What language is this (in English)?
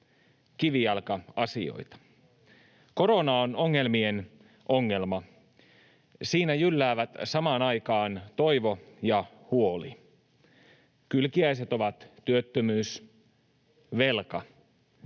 Finnish